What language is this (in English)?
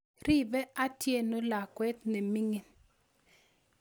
Kalenjin